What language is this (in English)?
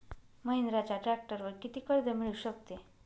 Marathi